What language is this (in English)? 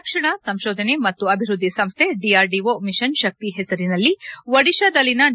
Kannada